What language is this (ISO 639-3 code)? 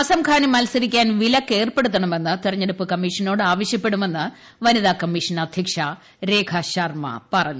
mal